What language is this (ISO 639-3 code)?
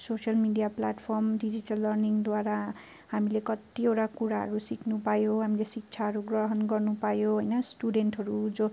nep